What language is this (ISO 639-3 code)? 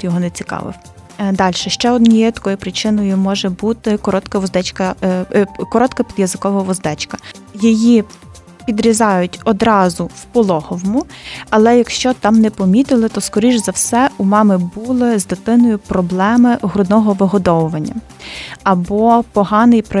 ukr